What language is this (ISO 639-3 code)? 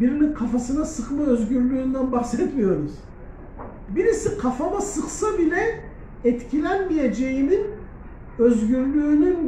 tur